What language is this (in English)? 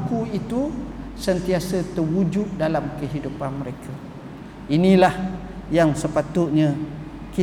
Malay